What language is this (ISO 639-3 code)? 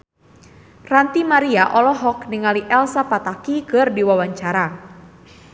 sun